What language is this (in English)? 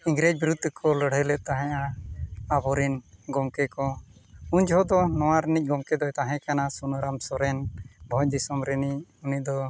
Santali